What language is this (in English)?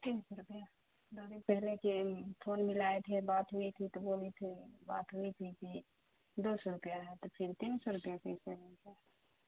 Urdu